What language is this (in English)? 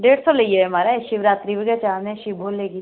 Dogri